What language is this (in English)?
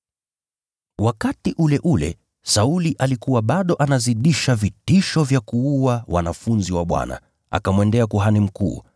Swahili